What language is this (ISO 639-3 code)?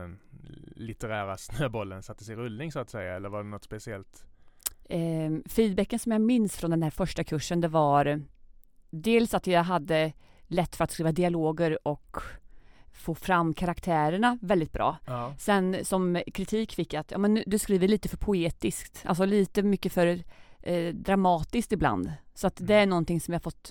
swe